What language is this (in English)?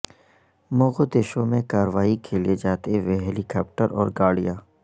Urdu